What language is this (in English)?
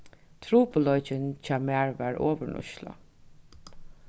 Faroese